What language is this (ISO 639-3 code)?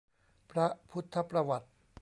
tha